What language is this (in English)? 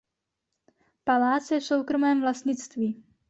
Czech